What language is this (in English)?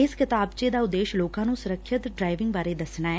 Punjabi